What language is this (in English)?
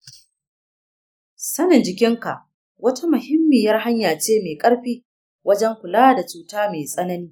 Hausa